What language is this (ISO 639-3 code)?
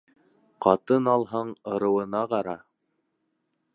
bak